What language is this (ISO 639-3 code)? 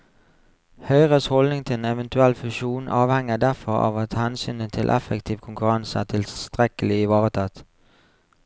nor